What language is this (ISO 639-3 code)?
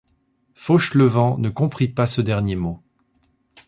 fra